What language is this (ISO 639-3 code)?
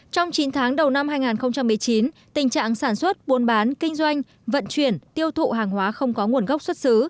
vie